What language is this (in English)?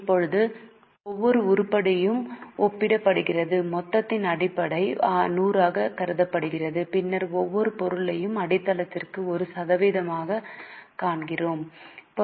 Tamil